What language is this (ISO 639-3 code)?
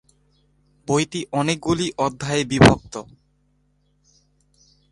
ben